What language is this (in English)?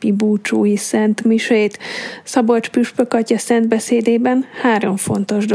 Hungarian